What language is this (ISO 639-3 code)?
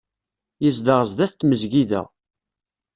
kab